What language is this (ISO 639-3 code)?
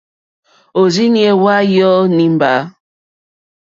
bri